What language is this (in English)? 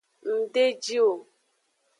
Aja (Benin)